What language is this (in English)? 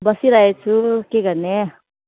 Nepali